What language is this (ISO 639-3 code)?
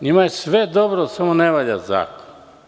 srp